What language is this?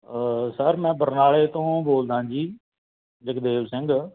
Punjabi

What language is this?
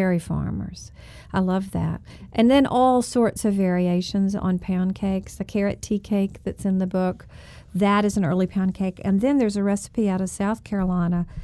English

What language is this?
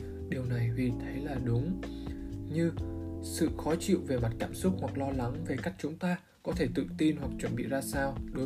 Vietnamese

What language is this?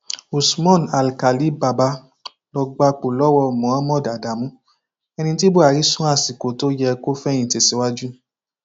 Yoruba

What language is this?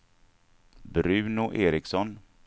Swedish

